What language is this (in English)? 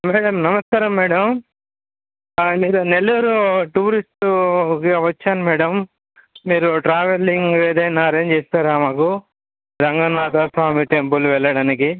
Telugu